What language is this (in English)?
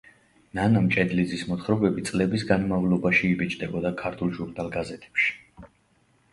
Georgian